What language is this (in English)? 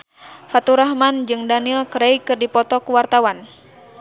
Sundanese